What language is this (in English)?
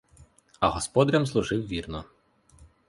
Ukrainian